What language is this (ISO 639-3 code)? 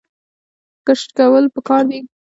pus